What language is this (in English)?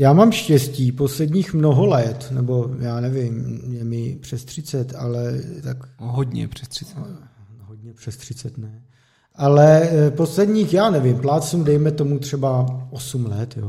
Czech